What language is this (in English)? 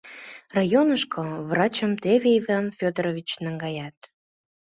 Mari